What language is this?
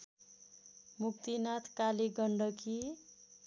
Nepali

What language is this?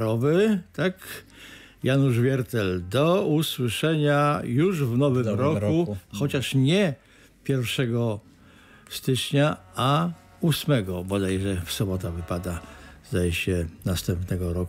Polish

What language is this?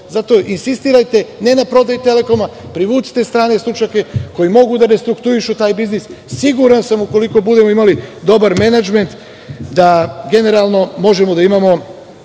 Serbian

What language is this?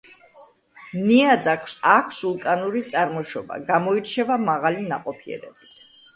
Georgian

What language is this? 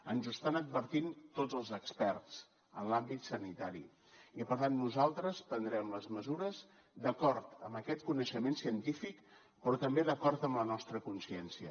Catalan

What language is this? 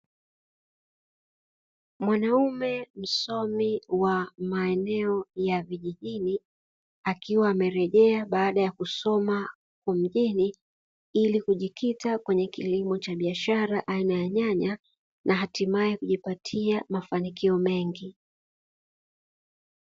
Swahili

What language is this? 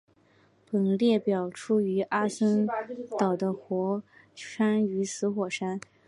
Chinese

